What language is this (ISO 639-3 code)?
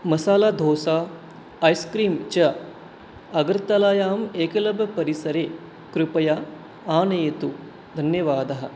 san